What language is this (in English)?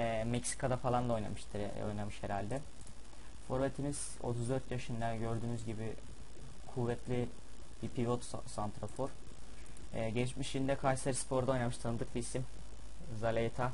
Turkish